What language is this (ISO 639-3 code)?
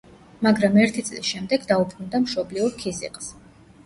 kat